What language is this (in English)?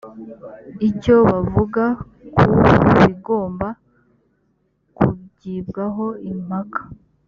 Kinyarwanda